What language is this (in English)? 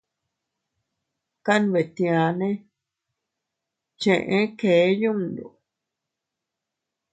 Teutila Cuicatec